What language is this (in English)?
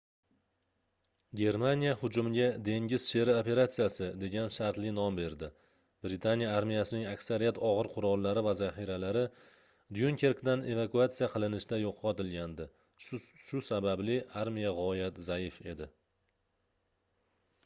Uzbek